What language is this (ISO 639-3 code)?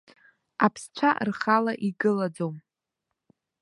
abk